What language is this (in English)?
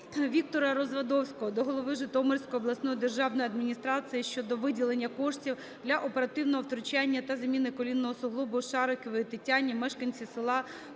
Ukrainian